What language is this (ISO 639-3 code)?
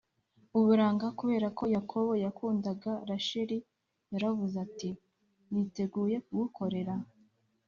kin